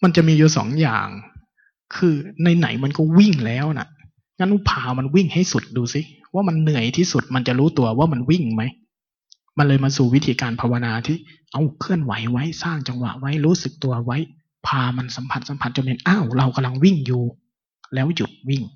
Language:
Thai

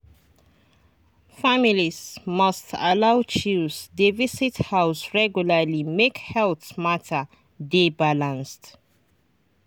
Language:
Nigerian Pidgin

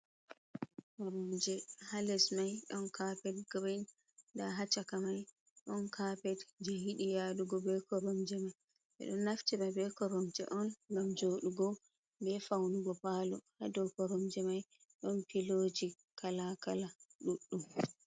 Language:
Fula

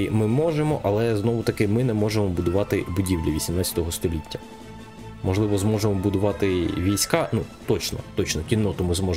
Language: Ukrainian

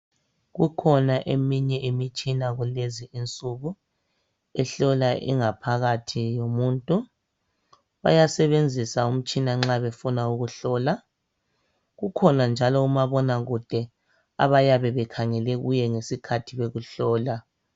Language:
North Ndebele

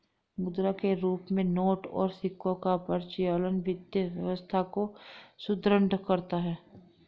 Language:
Hindi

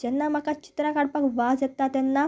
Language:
Konkani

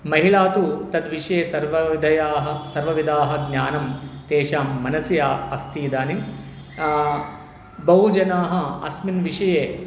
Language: Sanskrit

